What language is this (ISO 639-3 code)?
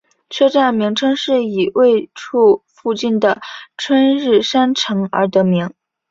zho